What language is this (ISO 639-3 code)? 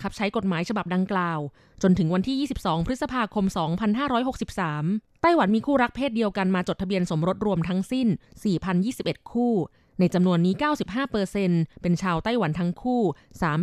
tha